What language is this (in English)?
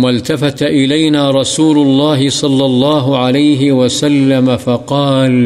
Urdu